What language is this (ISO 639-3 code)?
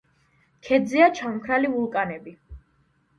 kat